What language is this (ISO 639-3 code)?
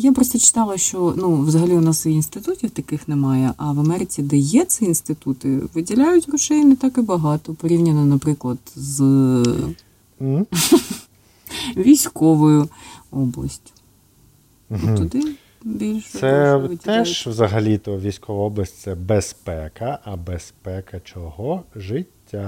ukr